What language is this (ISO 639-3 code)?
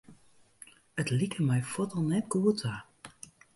fry